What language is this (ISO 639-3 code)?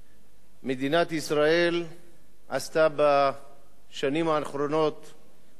heb